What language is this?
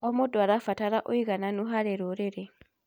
Kikuyu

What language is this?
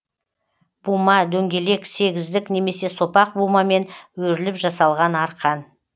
Kazakh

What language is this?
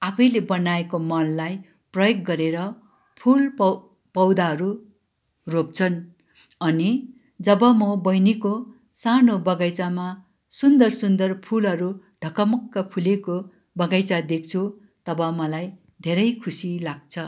Nepali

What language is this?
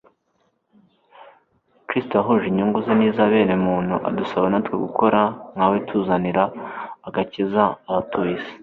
Kinyarwanda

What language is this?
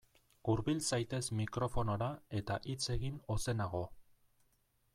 Basque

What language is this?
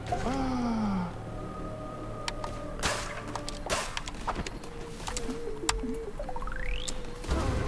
Korean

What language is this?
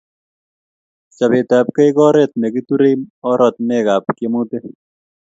Kalenjin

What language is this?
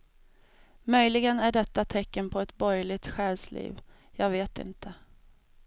Swedish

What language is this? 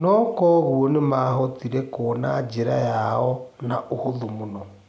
Kikuyu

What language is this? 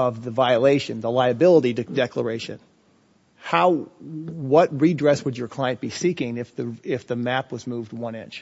English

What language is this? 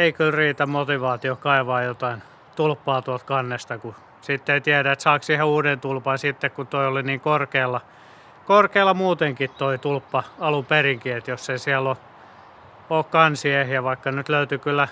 Finnish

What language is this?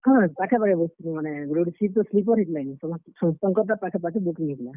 Odia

